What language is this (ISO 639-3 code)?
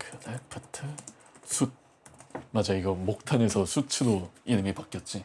kor